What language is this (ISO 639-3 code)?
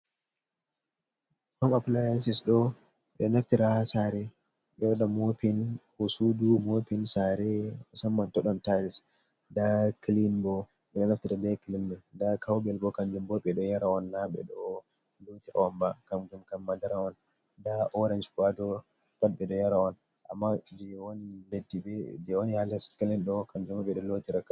ful